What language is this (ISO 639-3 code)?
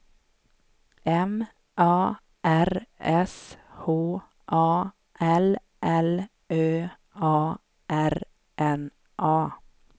swe